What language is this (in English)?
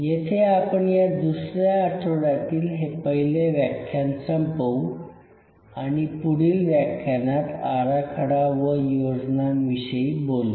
Marathi